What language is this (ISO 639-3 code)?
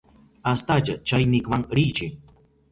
qup